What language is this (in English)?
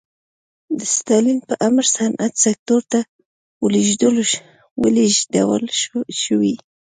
Pashto